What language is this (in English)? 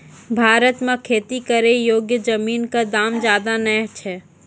Maithili